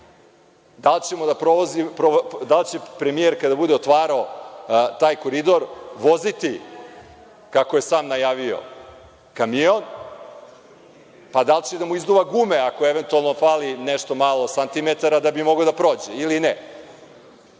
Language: Serbian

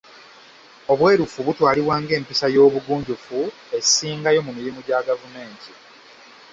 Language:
Ganda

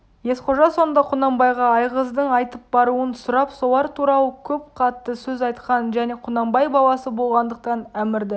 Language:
Kazakh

